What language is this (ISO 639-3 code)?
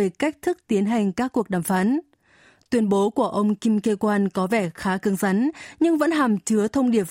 vie